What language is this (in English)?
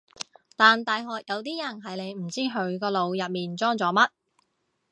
Cantonese